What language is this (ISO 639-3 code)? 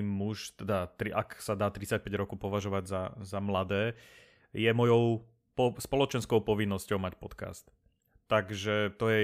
slk